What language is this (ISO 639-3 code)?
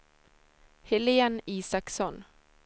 swe